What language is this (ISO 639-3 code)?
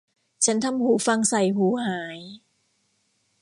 tha